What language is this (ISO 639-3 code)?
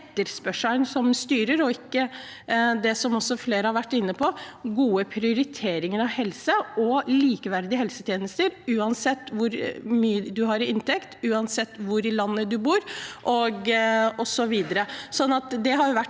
nor